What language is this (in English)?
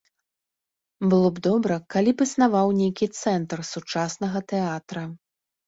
Belarusian